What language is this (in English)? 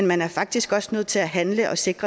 Danish